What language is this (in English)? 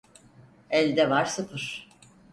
Turkish